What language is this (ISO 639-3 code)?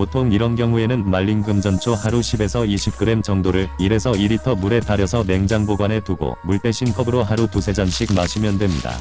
kor